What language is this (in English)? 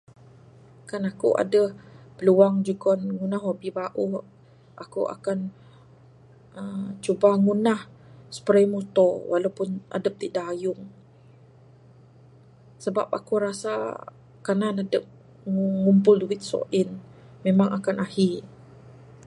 Bukar-Sadung Bidayuh